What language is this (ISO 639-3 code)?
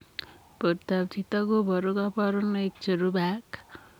kln